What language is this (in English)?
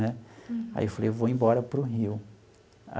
Portuguese